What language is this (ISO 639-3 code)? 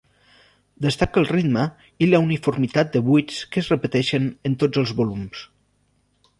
cat